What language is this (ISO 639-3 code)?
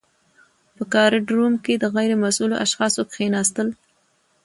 pus